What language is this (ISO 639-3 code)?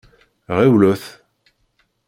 kab